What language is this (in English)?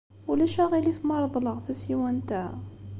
Kabyle